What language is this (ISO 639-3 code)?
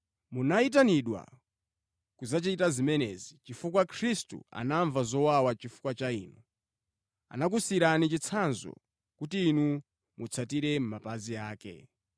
nya